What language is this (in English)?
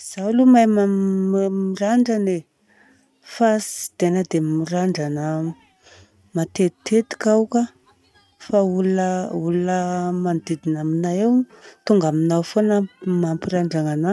Southern Betsimisaraka Malagasy